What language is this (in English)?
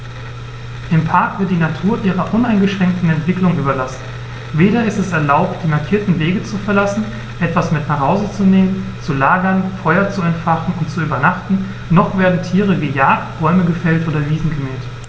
German